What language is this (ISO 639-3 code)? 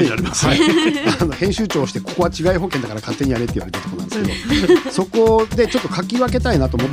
jpn